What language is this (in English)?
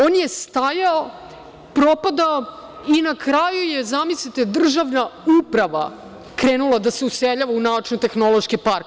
Serbian